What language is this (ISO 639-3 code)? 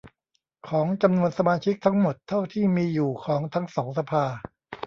tha